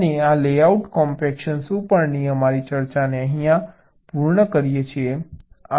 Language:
Gujarati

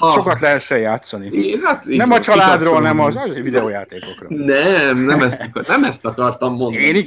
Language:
Hungarian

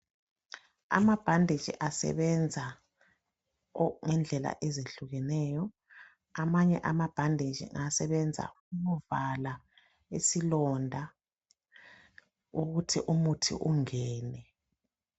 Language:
North Ndebele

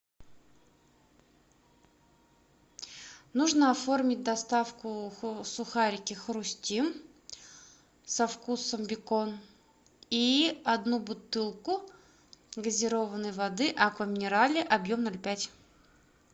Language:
Russian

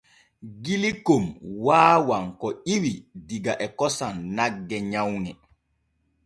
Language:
Borgu Fulfulde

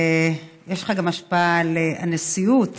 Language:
Hebrew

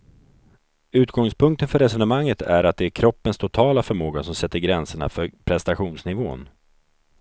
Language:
Swedish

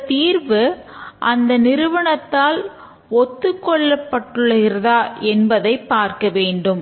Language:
Tamil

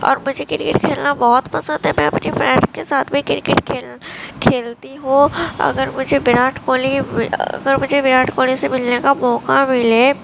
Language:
Urdu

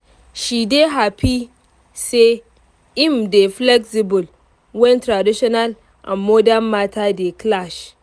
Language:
Nigerian Pidgin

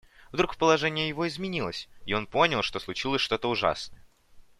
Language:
Russian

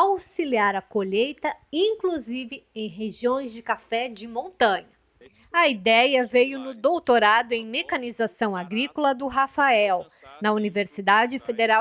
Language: Portuguese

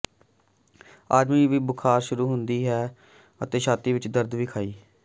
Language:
Punjabi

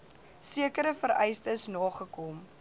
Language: Afrikaans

